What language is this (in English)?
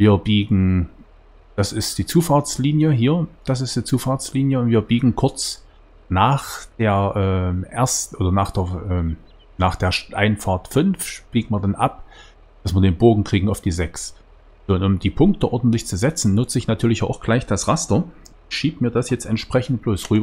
German